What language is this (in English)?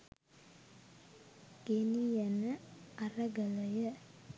Sinhala